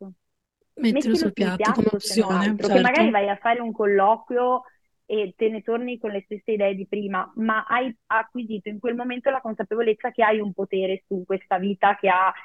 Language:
Italian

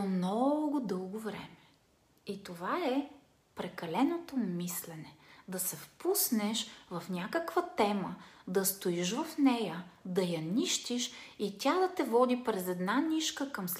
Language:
Bulgarian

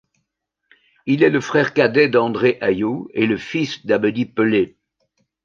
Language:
French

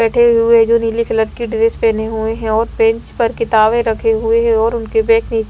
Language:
Hindi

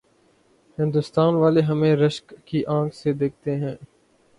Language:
Urdu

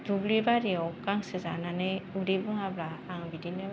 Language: Bodo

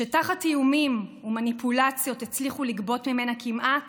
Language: Hebrew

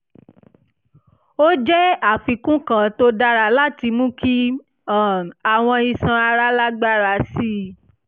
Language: Yoruba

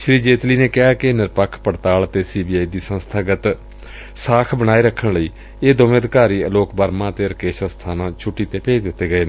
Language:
Punjabi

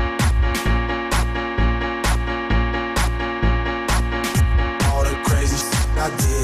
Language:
Spanish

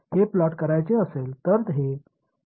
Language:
Tamil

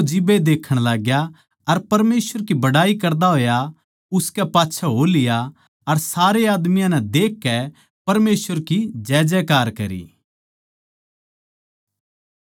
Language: Haryanvi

